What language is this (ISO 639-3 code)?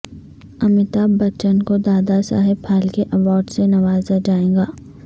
urd